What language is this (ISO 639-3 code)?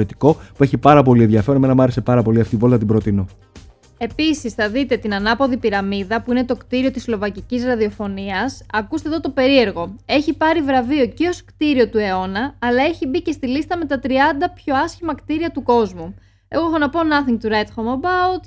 ell